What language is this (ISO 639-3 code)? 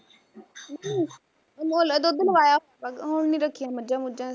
pan